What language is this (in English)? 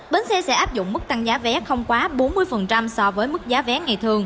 Vietnamese